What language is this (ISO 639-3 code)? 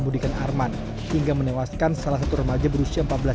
ind